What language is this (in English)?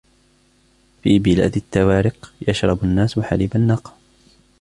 Arabic